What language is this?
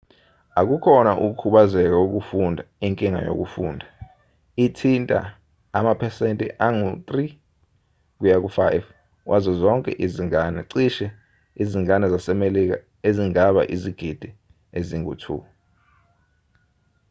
Zulu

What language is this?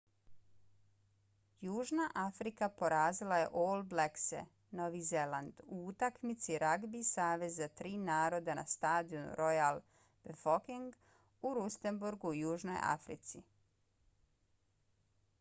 Bosnian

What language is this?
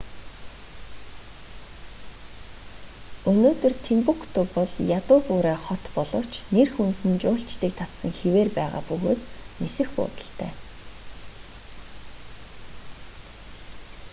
Mongolian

